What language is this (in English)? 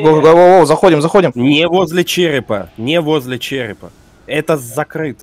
Russian